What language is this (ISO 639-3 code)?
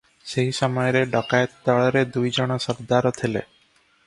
ori